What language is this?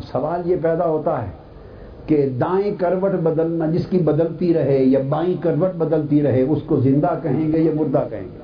Urdu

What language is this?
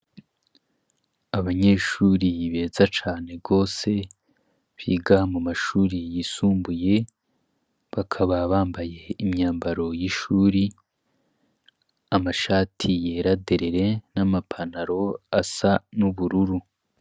Rundi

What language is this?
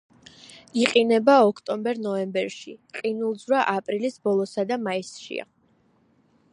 Georgian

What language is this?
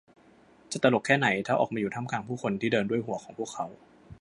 Thai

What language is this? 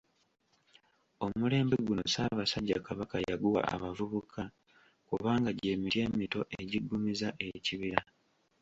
Ganda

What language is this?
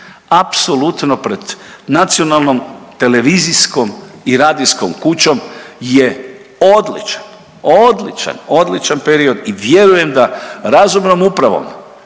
Croatian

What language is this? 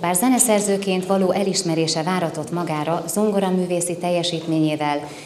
Hungarian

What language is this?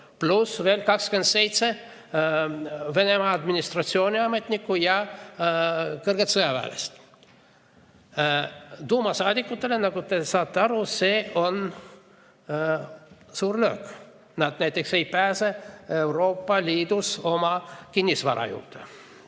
Estonian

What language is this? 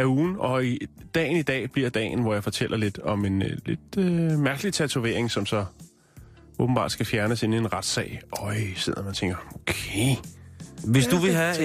Danish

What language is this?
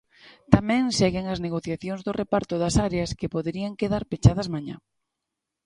Galician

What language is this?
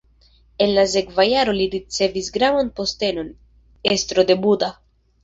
Esperanto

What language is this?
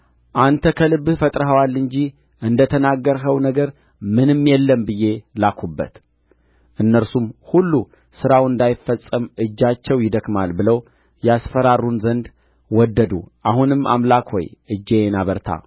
Amharic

